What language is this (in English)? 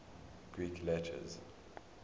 English